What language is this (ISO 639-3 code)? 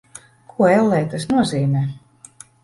lav